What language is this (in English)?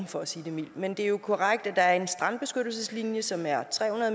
Danish